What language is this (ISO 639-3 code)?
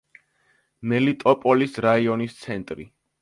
kat